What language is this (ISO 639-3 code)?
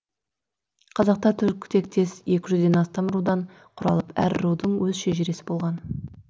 kaz